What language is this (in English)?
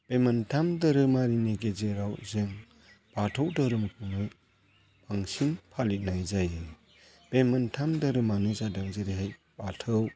Bodo